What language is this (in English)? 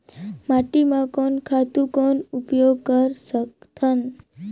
Chhattisgarhi